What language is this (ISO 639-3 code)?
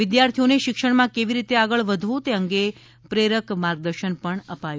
guj